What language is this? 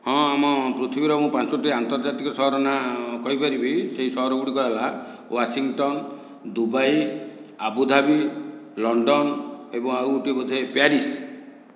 Odia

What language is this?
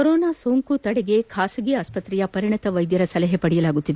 Kannada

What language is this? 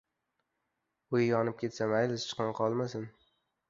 Uzbek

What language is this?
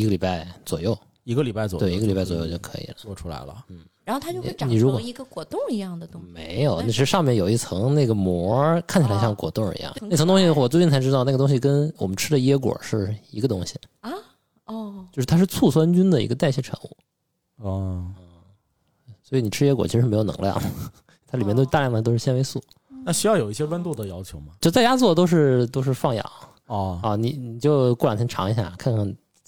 Chinese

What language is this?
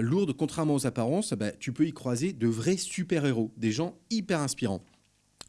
French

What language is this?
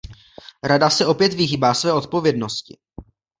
Czech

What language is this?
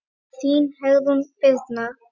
Icelandic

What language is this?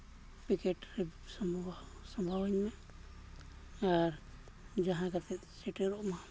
Santali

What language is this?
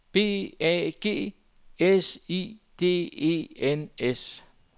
Danish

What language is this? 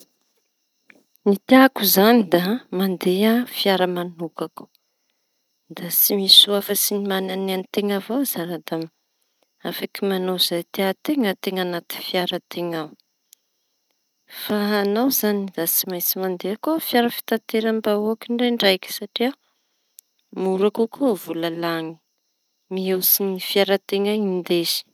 Tanosy Malagasy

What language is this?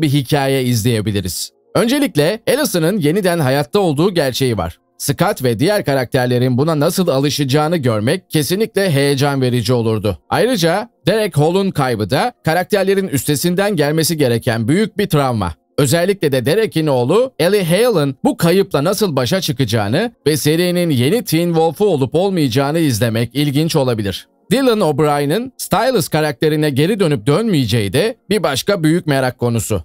Turkish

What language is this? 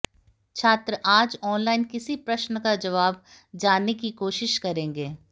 Hindi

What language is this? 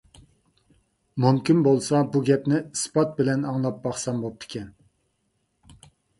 Uyghur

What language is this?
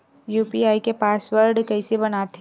Chhattisgarhi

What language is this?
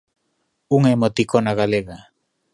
Galician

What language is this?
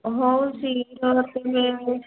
Odia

